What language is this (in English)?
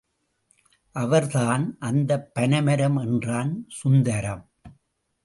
Tamil